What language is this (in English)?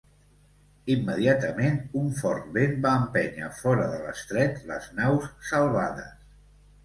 Catalan